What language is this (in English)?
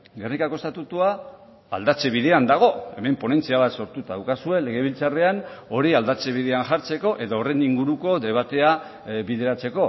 Basque